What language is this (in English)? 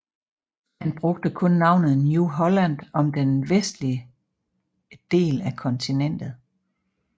Danish